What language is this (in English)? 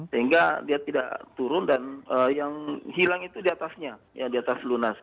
Indonesian